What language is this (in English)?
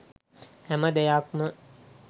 Sinhala